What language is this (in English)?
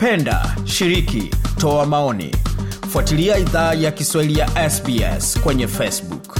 Swahili